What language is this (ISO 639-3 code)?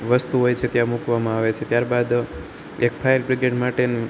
guj